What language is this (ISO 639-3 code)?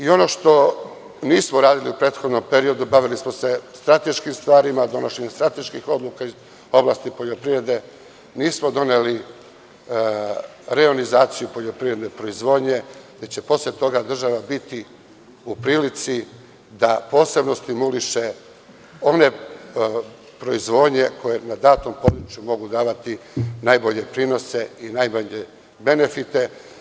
srp